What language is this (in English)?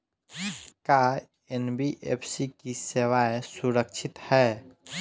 Bhojpuri